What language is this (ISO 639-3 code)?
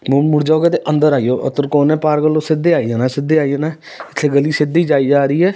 pan